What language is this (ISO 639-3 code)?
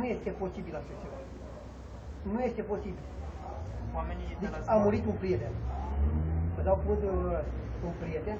ron